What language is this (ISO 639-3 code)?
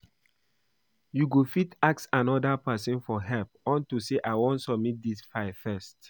pcm